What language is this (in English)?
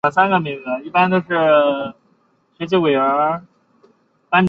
Chinese